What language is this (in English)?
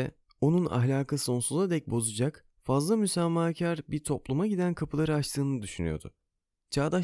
Turkish